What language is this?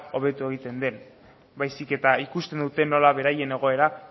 Basque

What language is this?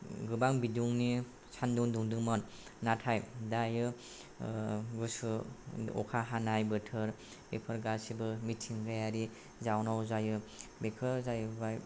Bodo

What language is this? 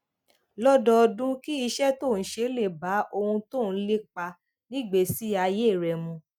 Yoruba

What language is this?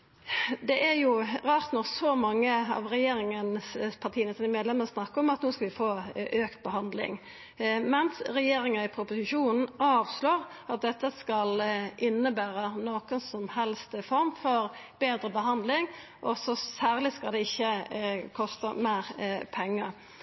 Norwegian Nynorsk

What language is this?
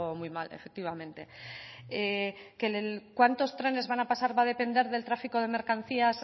Spanish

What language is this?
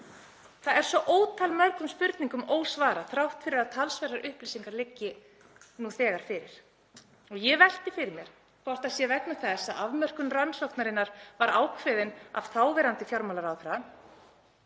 Icelandic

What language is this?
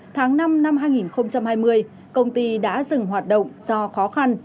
Vietnamese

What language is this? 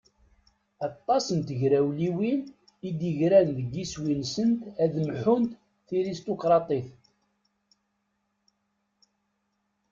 Kabyle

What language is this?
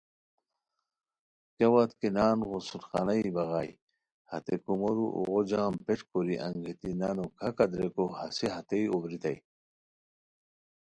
Khowar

